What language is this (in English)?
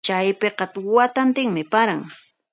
Puno Quechua